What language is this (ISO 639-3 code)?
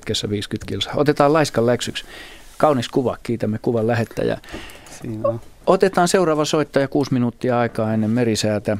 fin